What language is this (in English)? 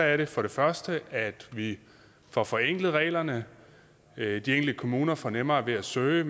Danish